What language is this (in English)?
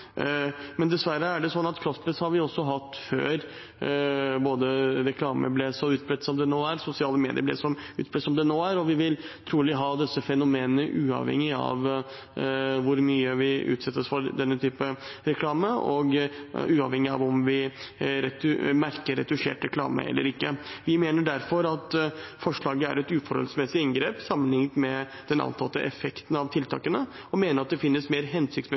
Norwegian Bokmål